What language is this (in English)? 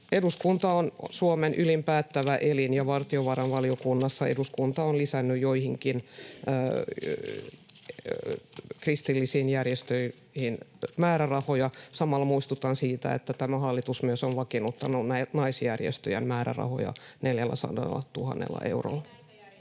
Finnish